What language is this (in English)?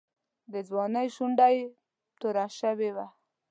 Pashto